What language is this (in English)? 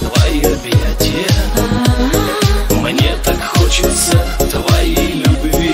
Russian